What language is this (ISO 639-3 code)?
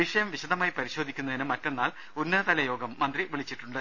mal